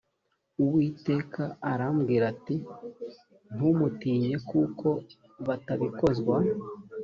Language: Kinyarwanda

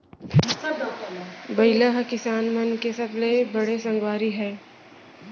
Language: Chhattisgarhi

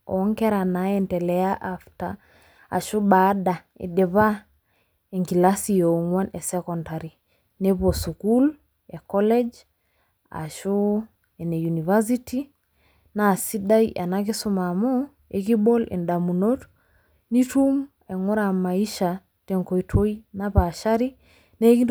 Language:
Masai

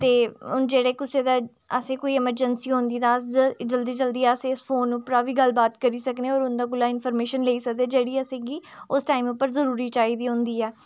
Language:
Dogri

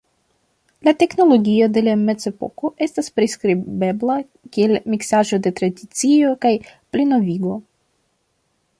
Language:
Esperanto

